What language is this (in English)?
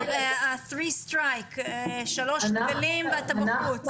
Hebrew